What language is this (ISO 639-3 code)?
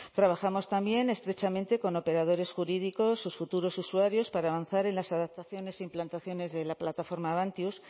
spa